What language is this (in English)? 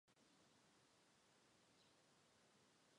Chinese